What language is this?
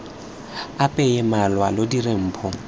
Tswana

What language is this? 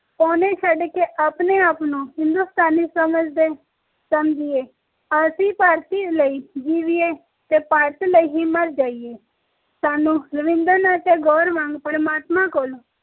Punjabi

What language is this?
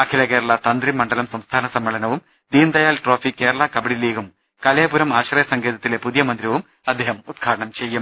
Malayalam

